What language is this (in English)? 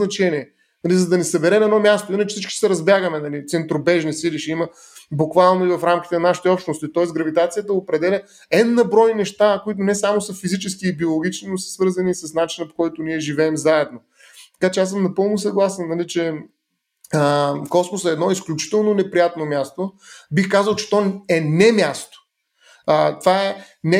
Bulgarian